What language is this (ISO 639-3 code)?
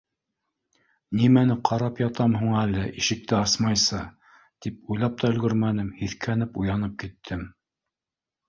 bak